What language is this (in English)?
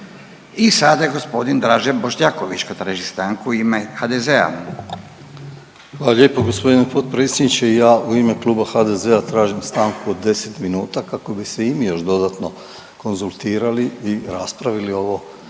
Croatian